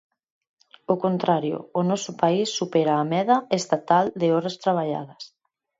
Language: Galician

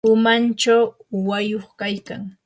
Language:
Yanahuanca Pasco Quechua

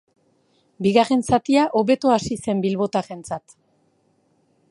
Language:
Basque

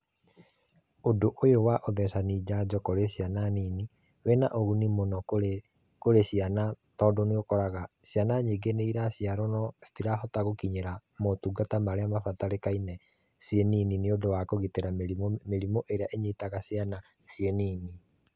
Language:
Kikuyu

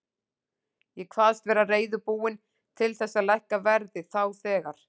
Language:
Icelandic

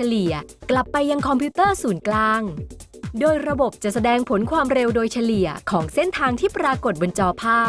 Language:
Thai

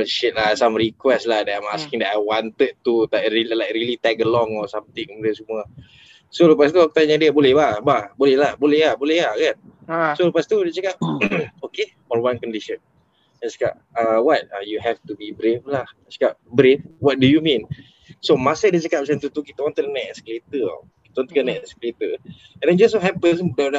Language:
Malay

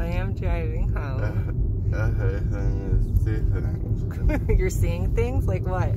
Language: English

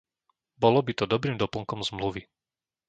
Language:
Slovak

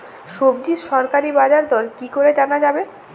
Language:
Bangla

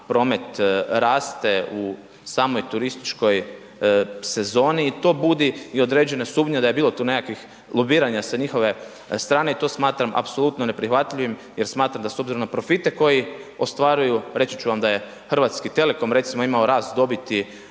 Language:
Croatian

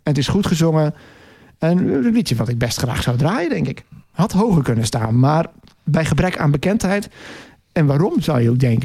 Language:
Dutch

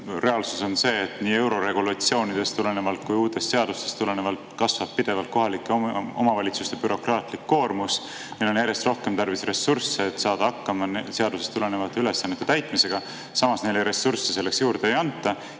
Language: Estonian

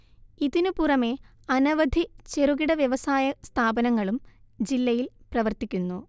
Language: Malayalam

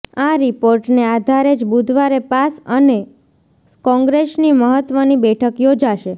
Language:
Gujarati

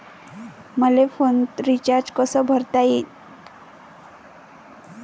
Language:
Marathi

